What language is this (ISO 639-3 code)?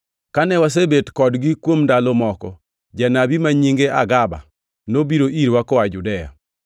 luo